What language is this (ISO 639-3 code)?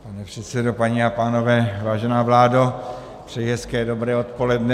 ces